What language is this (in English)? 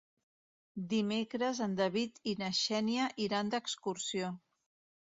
Catalan